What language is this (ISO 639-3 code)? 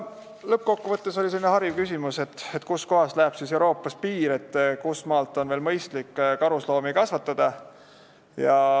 est